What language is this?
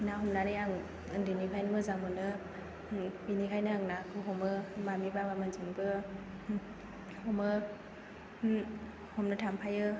Bodo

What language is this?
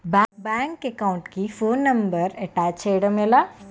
Telugu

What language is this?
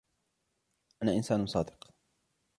Arabic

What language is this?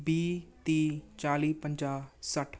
Punjabi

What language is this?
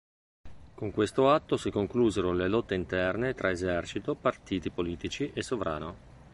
Italian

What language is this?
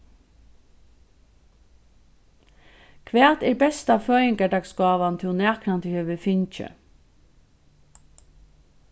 Faroese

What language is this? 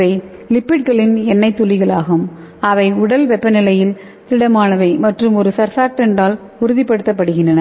Tamil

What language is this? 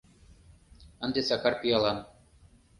Mari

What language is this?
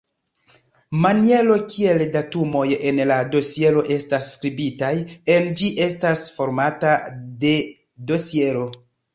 Esperanto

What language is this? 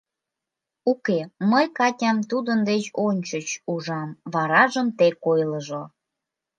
Mari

